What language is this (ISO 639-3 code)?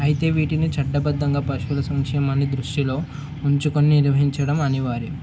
tel